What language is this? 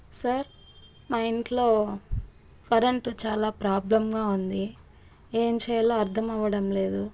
Telugu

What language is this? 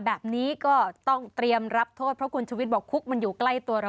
Thai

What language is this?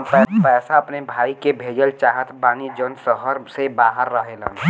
Bhojpuri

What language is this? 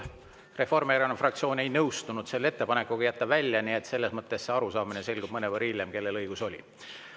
Estonian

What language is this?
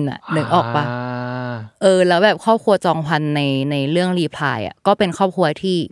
Thai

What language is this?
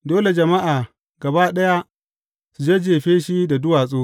Hausa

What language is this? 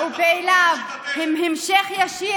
Hebrew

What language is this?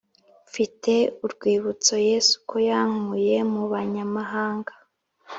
Kinyarwanda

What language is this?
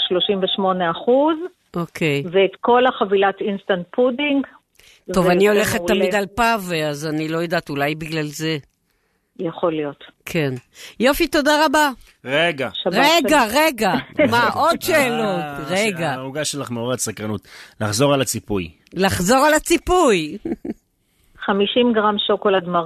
Hebrew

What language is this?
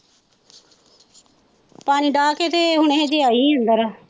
Punjabi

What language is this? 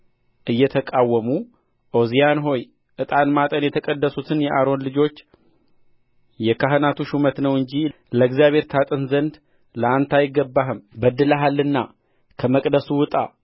Amharic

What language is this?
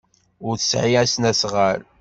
Kabyle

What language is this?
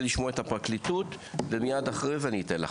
Hebrew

